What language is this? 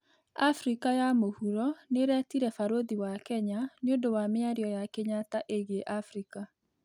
Kikuyu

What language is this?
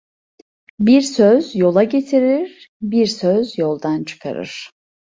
Turkish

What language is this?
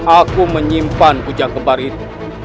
Indonesian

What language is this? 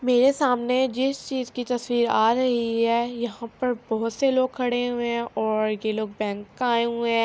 Urdu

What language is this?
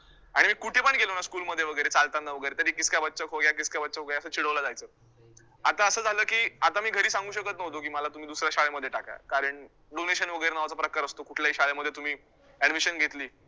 Marathi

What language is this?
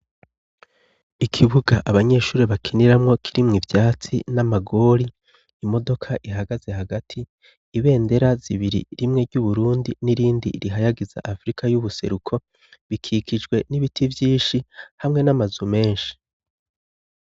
Rundi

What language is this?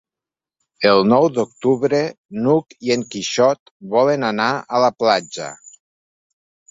Catalan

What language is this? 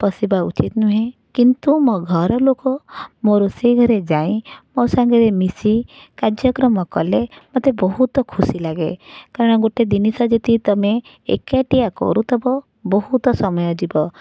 Odia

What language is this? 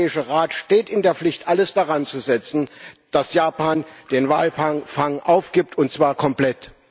German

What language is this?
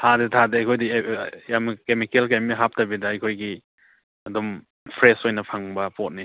Manipuri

